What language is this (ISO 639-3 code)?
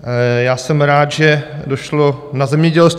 ces